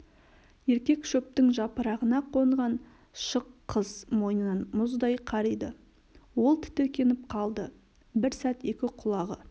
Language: Kazakh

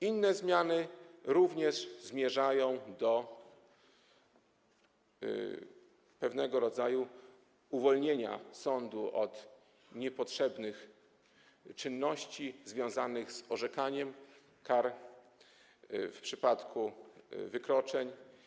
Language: Polish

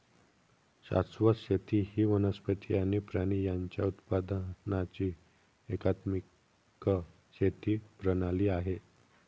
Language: Marathi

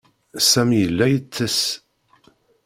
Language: Kabyle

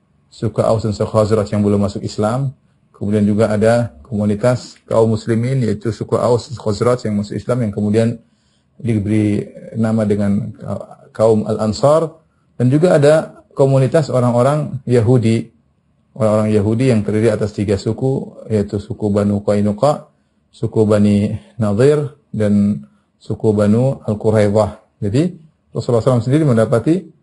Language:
Indonesian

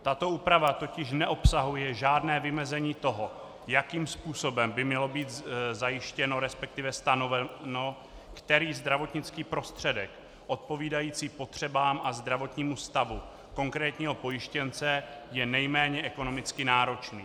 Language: Czech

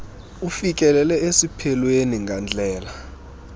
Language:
Xhosa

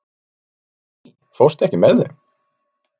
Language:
Icelandic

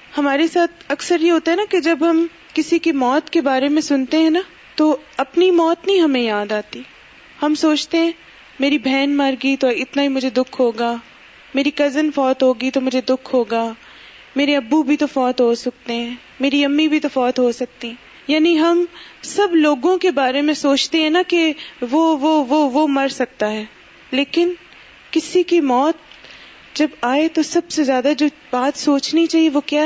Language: Urdu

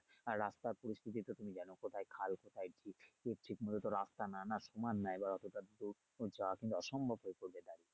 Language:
Bangla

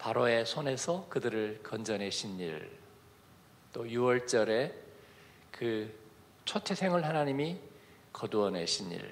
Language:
Korean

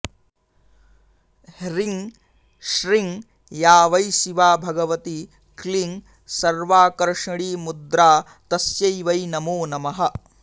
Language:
Sanskrit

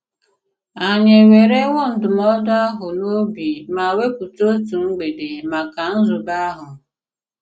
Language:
Igbo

